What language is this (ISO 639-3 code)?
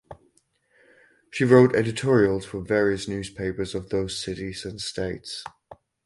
eng